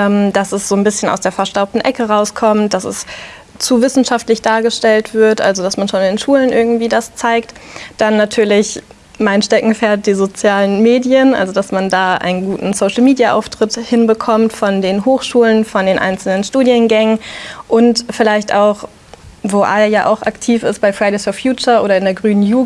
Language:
German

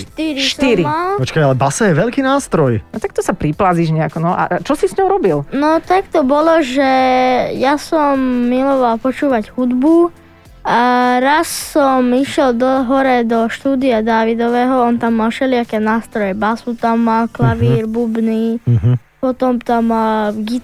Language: Slovak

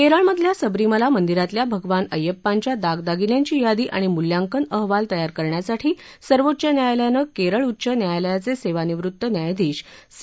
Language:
Marathi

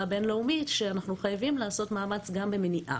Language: Hebrew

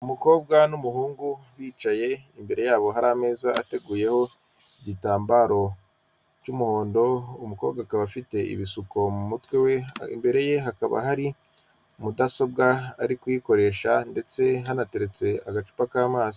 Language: Kinyarwanda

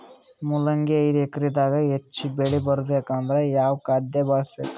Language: Kannada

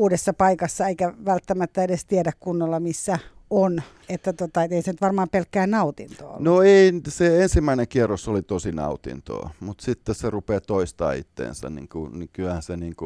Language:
Finnish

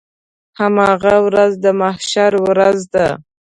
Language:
Pashto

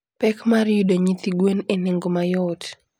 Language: Luo (Kenya and Tanzania)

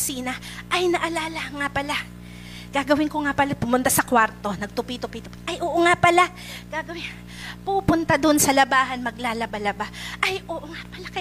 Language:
Filipino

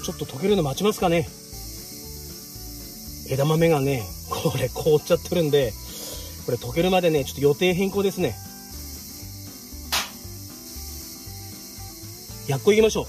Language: Japanese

